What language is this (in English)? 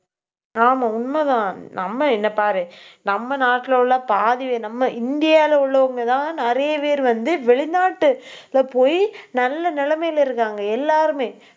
Tamil